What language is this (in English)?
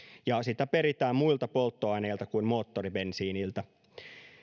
Finnish